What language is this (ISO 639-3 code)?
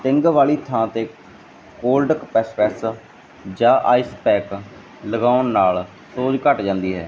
pan